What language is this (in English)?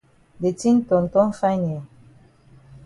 Cameroon Pidgin